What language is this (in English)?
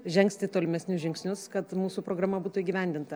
Lithuanian